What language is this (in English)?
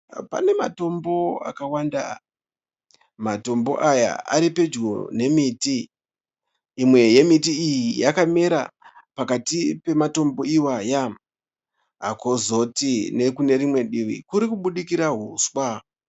Shona